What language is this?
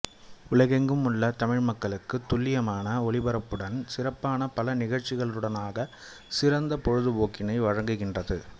Tamil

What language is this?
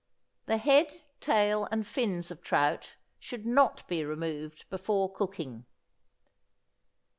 English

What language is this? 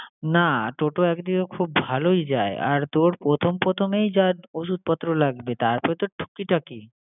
Bangla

